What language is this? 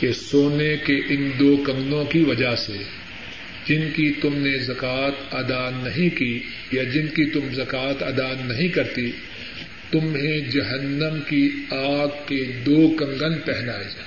Urdu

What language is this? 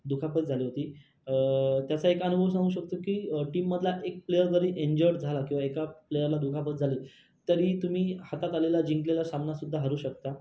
Marathi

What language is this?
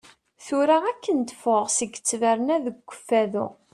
Kabyle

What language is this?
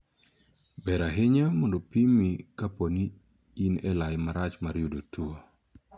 Luo (Kenya and Tanzania)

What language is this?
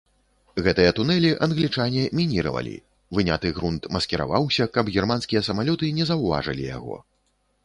Belarusian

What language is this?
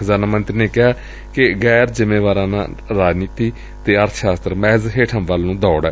Punjabi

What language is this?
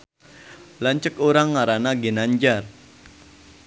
Sundanese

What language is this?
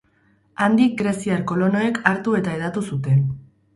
Basque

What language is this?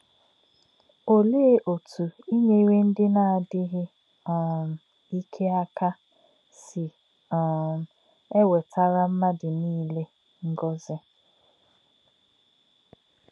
Igbo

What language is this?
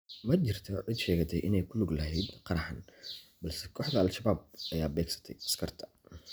Somali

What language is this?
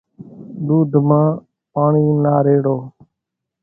Kachi Koli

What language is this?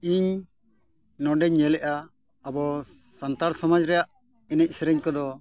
Santali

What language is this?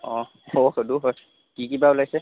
Assamese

